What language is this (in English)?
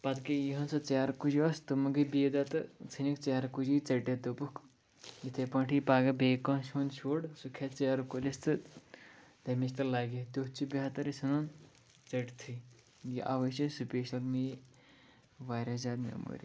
Kashmiri